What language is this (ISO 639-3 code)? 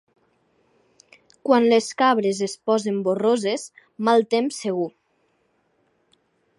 cat